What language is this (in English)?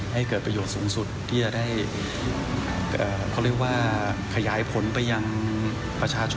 Thai